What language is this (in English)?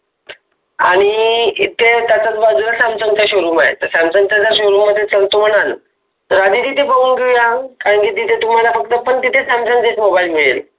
Marathi